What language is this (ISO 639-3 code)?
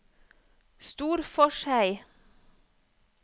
nor